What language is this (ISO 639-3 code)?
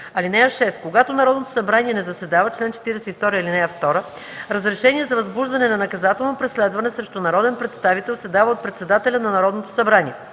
bul